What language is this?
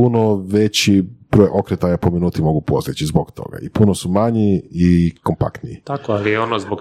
Croatian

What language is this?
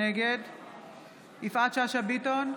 Hebrew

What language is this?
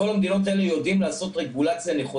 Hebrew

